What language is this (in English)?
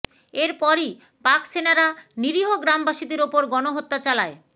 Bangla